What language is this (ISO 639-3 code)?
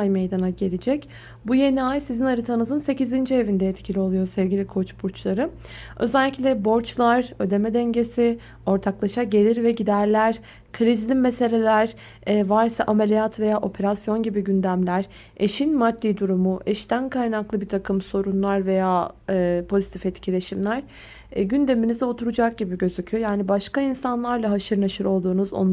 tur